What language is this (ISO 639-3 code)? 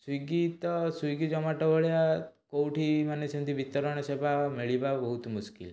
ori